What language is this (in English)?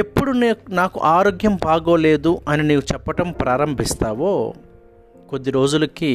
Telugu